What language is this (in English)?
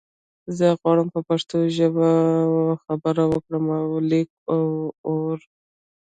Pashto